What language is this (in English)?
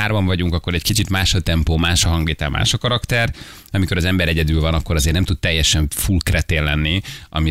Hungarian